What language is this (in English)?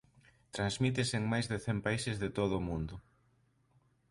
Galician